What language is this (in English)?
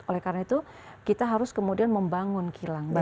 Indonesian